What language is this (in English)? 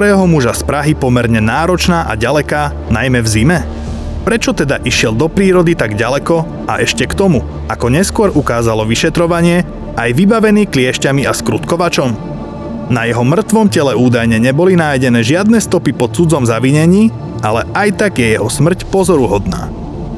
Slovak